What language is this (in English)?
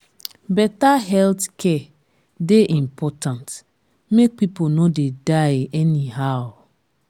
Nigerian Pidgin